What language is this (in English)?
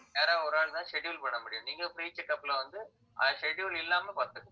Tamil